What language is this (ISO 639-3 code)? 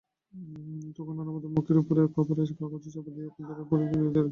ben